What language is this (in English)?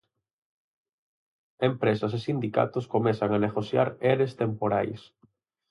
Galician